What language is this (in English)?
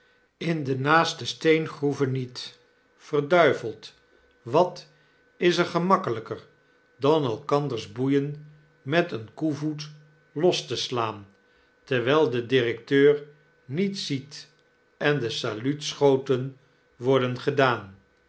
Dutch